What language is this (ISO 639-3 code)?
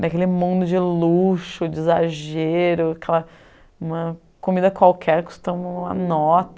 por